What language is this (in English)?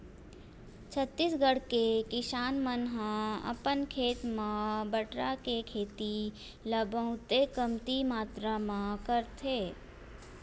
Chhattisgarhi